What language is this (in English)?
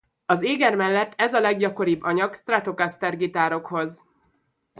Hungarian